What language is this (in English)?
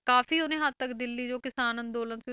Punjabi